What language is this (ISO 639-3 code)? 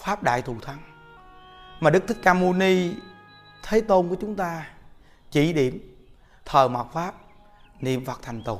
vie